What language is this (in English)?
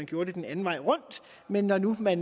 Danish